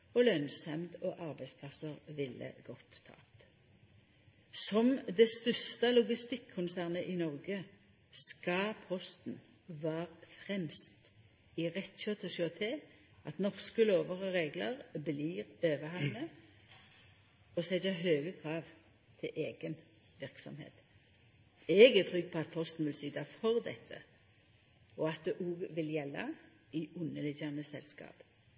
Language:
Norwegian Nynorsk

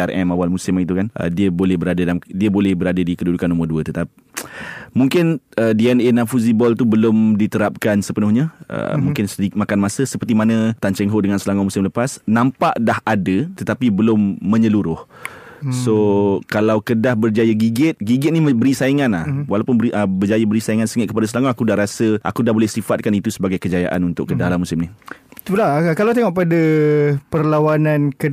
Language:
Malay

